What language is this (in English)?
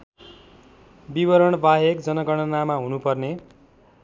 Nepali